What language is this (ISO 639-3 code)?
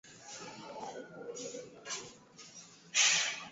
swa